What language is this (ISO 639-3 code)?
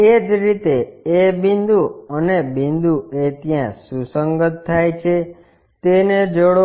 guj